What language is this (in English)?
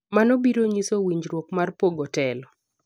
Luo (Kenya and Tanzania)